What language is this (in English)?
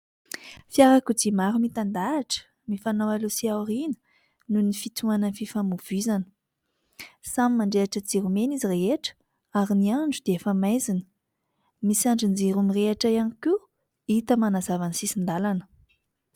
Malagasy